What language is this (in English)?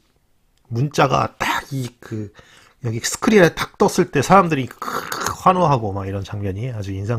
Korean